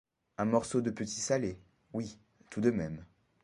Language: French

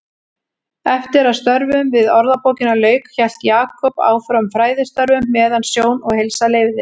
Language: Icelandic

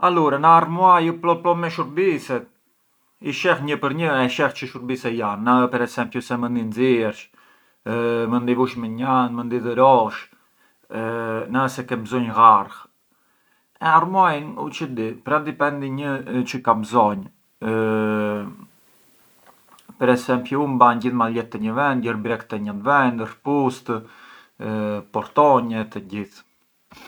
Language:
Arbëreshë Albanian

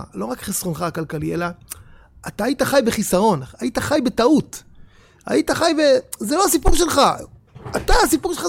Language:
Hebrew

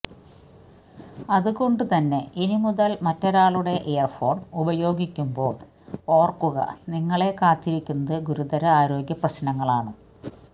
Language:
Malayalam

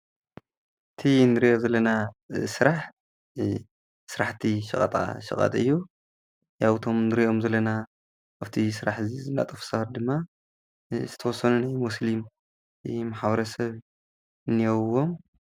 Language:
Tigrinya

